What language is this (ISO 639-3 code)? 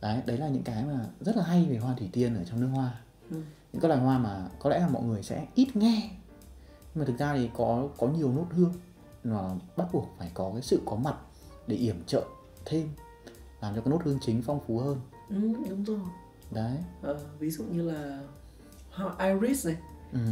vie